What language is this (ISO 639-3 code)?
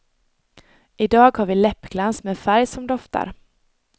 swe